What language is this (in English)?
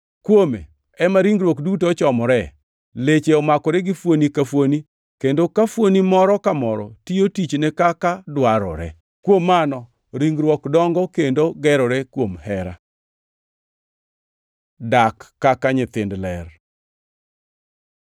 Luo (Kenya and Tanzania)